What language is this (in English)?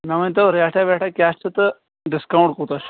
Kashmiri